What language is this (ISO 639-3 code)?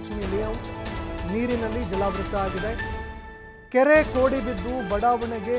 tur